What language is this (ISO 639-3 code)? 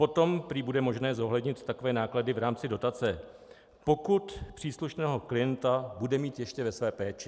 ces